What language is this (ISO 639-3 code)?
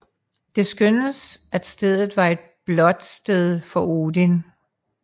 dan